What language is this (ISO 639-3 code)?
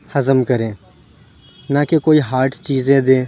urd